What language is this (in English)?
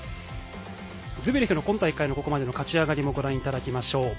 Japanese